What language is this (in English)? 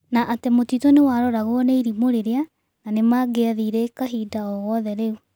Kikuyu